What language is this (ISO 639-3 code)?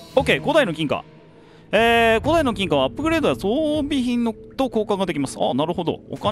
jpn